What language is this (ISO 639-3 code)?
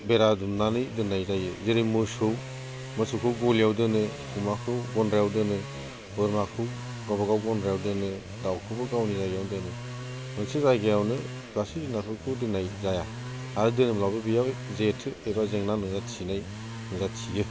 brx